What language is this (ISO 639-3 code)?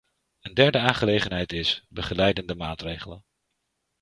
nld